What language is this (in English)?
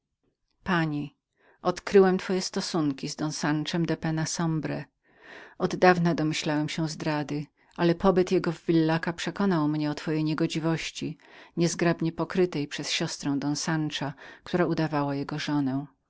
Polish